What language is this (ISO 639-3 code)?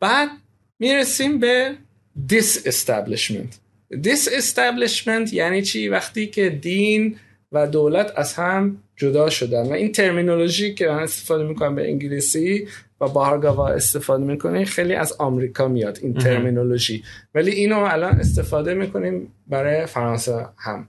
fas